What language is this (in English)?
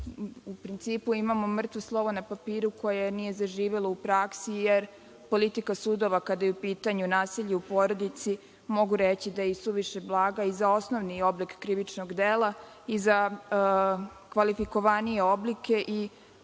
Serbian